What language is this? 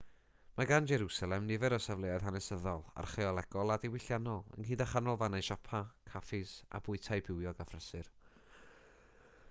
Welsh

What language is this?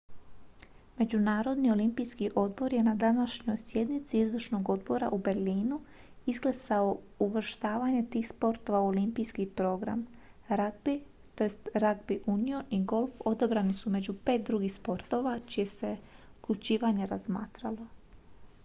Croatian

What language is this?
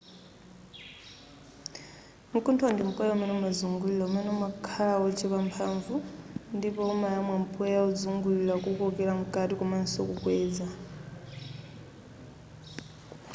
Nyanja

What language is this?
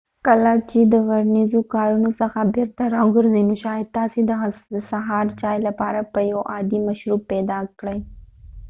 Pashto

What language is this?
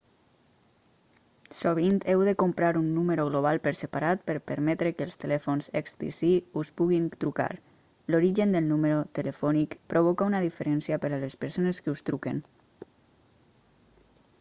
Catalan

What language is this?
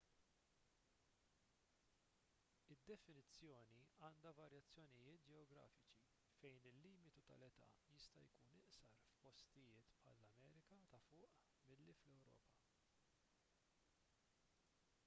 Maltese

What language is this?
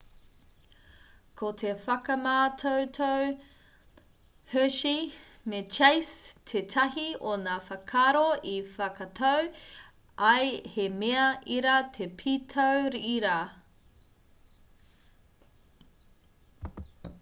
Māori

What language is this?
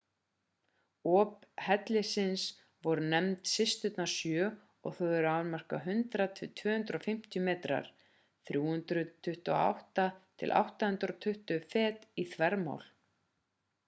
Icelandic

